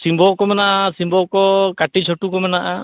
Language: Santali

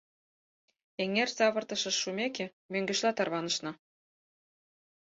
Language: Mari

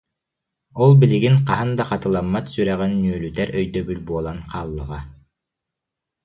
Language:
Yakut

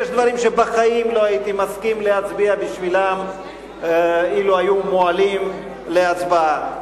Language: Hebrew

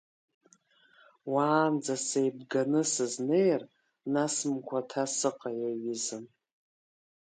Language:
Abkhazian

